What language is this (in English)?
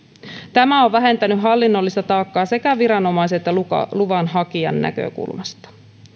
Finnish